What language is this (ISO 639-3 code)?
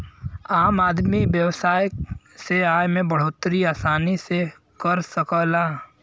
bho